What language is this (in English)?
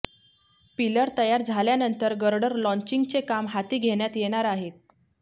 Marathi